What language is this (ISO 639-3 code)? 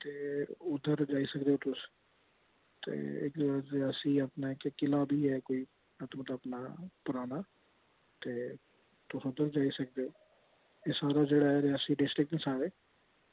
doi